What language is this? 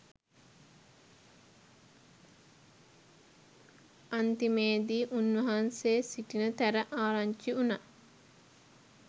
Sinhala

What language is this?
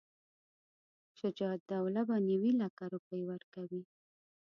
Pashto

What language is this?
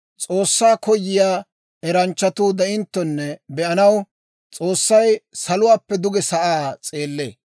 Dawro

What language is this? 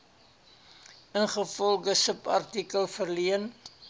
Afrikaans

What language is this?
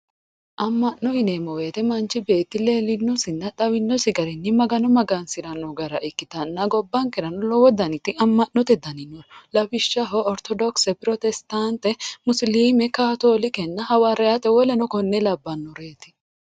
Sidamo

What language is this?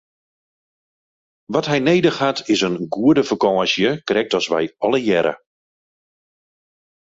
Western Frisian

